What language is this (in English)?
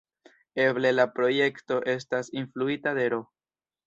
Esperanto